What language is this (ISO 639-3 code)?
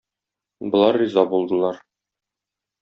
tat